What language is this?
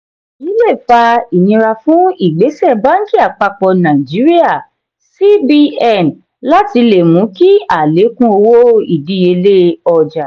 Yoruba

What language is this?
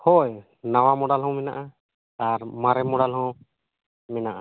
Santali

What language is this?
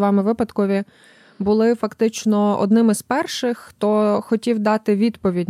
Ukrainian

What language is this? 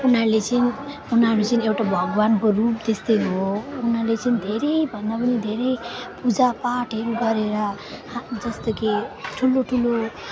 Nepali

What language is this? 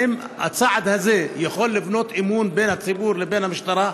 Hebrew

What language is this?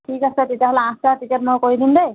Assamese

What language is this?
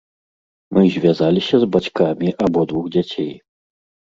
Belarusian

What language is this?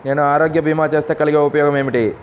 Telugu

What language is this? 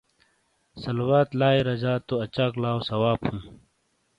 Shina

